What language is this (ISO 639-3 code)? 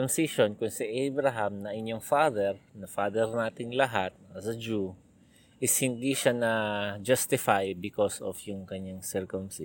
fil